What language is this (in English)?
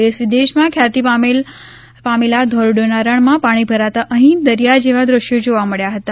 Gujarati